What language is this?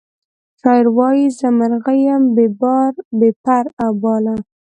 Pashto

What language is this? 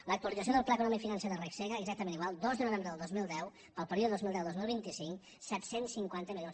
Catalan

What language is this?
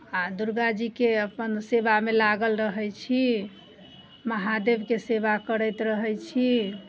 Maithili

